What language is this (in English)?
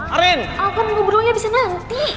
Indonesian